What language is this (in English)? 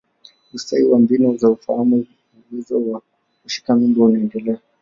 Swahili